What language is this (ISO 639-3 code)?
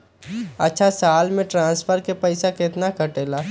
mag